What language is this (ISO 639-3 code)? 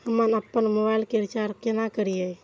mai